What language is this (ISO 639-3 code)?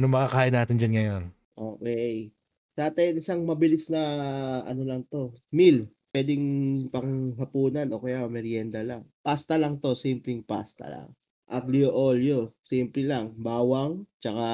fil